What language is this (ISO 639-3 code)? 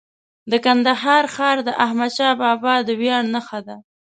pus